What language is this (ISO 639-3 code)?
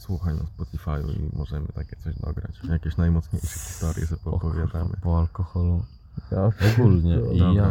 pol